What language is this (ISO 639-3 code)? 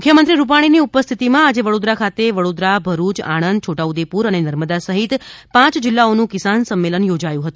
guj